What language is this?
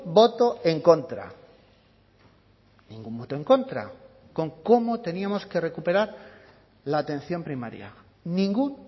Spanish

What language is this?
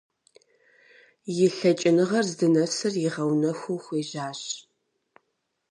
Kabardian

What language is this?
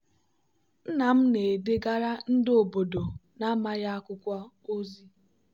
Igbo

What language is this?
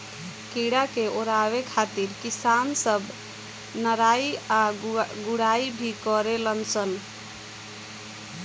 Bhojpuri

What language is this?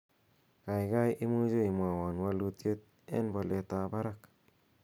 Kalenjin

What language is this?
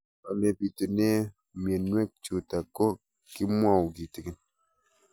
Kalenjin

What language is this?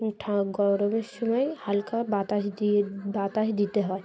Bangla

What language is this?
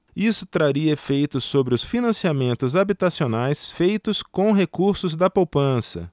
Portuguese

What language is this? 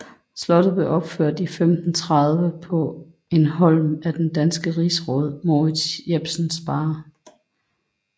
Danish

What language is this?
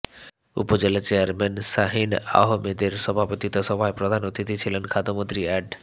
Bangla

